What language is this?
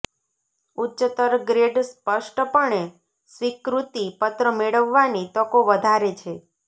Gujarati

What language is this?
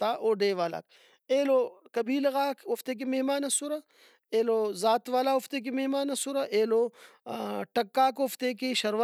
Brahui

